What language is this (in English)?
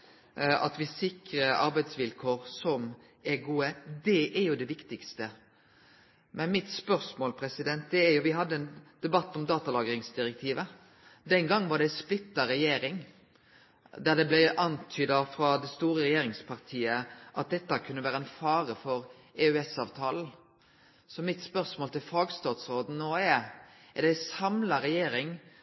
Norwegian Nynorsk